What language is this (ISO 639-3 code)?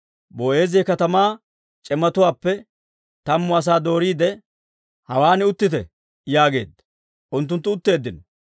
dwr